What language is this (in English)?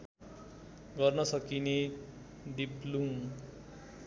Nepali